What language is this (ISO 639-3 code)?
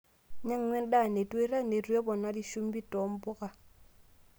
mas